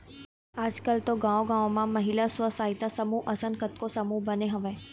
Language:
Chhattisgarhi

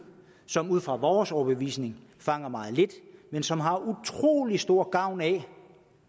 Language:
Danish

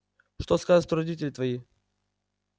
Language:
Russian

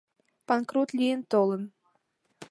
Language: Mari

